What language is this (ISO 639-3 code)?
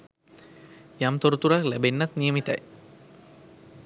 sin